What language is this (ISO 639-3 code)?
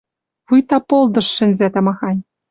mrj